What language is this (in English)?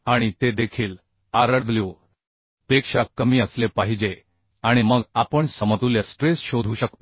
Marathi